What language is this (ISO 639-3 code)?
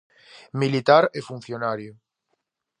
glg